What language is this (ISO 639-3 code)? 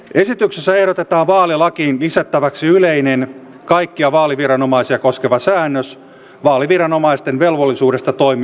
fin